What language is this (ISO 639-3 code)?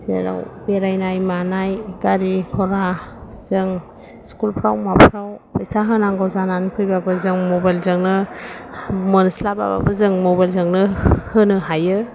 brx